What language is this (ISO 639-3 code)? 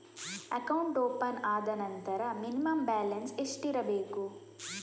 kan